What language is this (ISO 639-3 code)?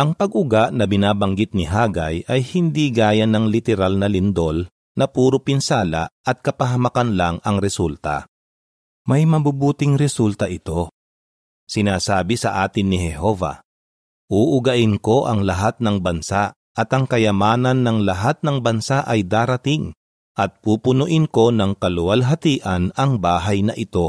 fil